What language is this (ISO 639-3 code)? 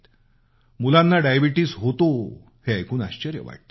mar